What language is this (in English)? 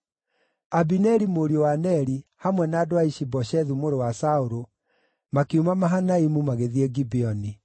Kikuyu